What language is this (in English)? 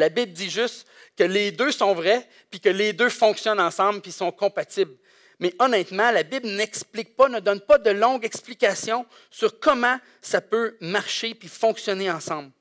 French